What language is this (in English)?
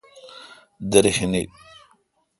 Kalkoti